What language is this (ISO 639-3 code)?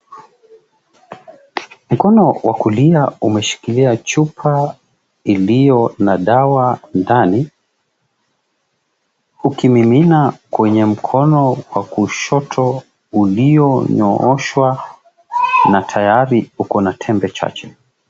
swa